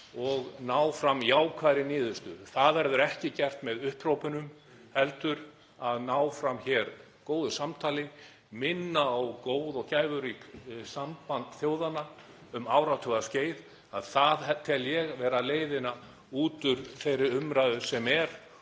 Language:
Icelandic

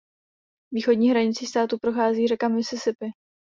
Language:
Czech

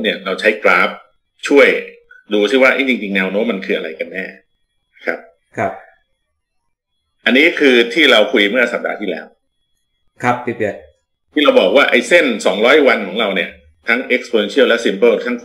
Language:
Thai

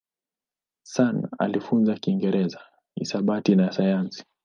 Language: Swahili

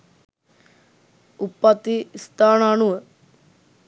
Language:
Sinhala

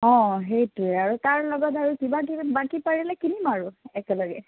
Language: Assamese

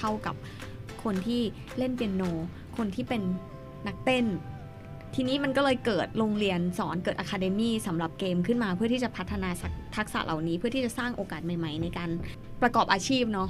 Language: Thai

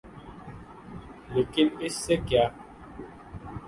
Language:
Urdu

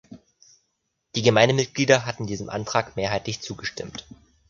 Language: German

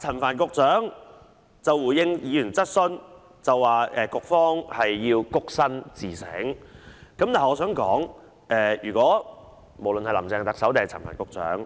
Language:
Cantonese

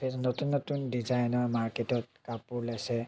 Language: Assamese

